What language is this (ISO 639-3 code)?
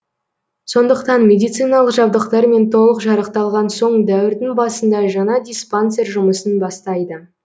kaz